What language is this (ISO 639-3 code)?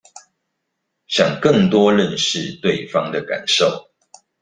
zho